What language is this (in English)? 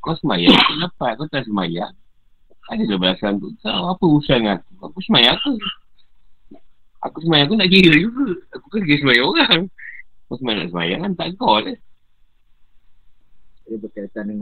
Malay